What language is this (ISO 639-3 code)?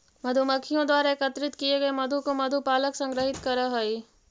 mag